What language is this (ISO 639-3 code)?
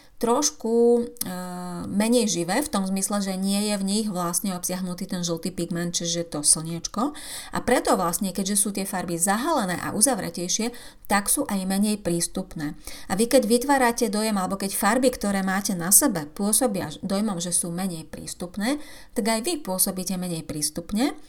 slk